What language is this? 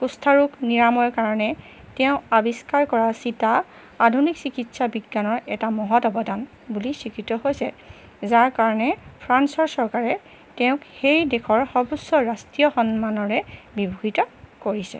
Assamese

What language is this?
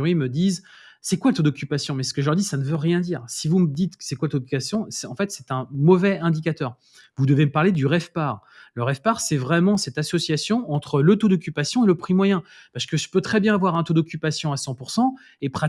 French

